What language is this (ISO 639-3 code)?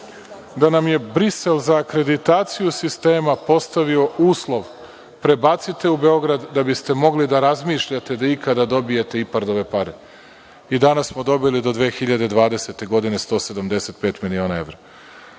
srp